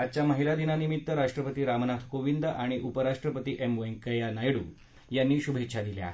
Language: Marathi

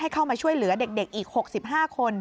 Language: Thai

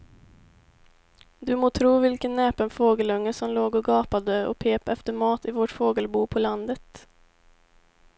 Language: Swedish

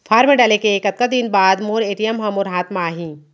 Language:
Chhattisgarhi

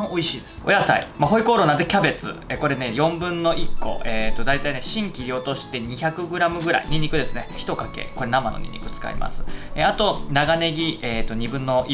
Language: Japanese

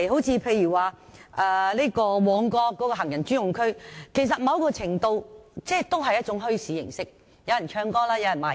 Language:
Cantonese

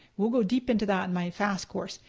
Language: English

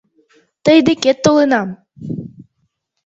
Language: Mari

